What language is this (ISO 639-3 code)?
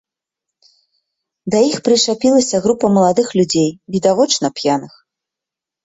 bel